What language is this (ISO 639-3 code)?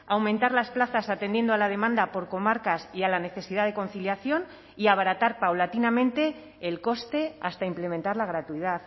spa